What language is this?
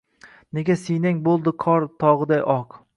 Uzbek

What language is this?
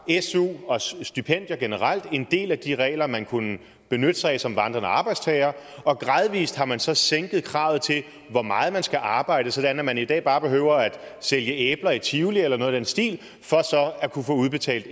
Danish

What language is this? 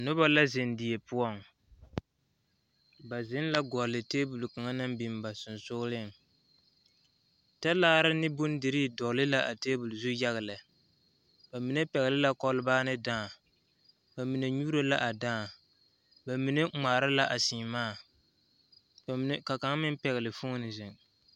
Southern Dagaare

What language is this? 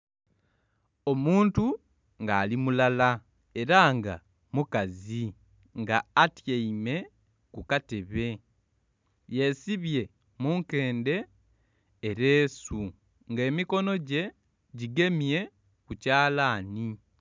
Soga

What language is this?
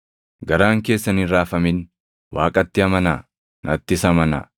Oromo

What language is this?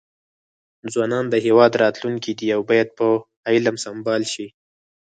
Pashto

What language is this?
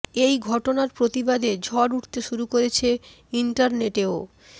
Bangla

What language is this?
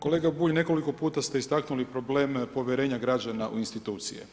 Croatian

